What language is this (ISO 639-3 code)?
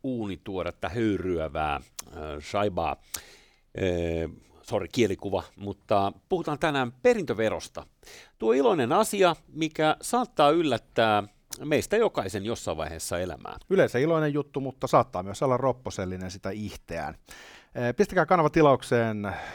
fin